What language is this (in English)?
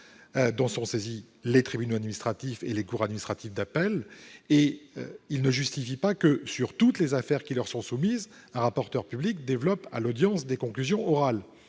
French